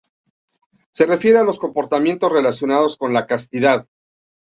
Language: Spanish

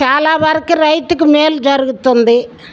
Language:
Telugu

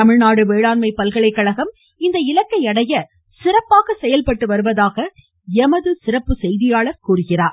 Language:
Tamil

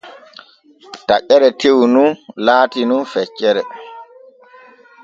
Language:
Borgu Fulfulde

